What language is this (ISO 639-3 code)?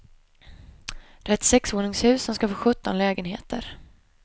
swe